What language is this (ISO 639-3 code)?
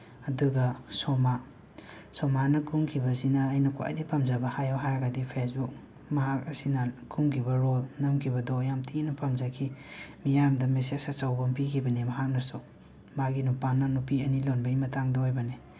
mni